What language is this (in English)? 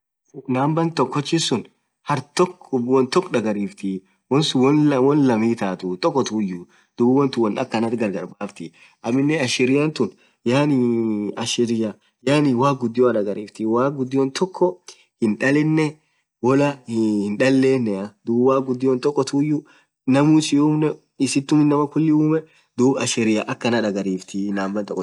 Orma